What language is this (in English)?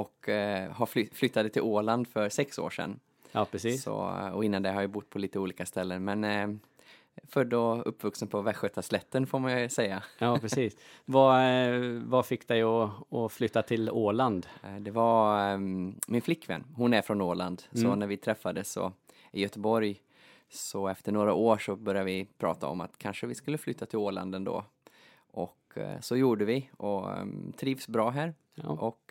Swedish